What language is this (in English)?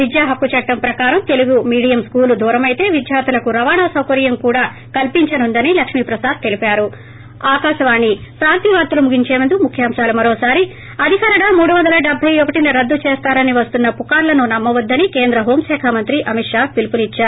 Telugu